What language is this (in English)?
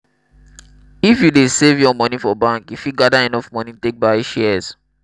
Nigerian Pidgin